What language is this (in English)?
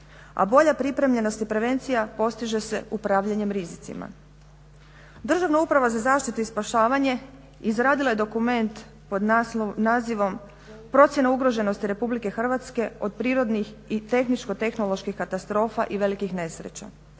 Croatian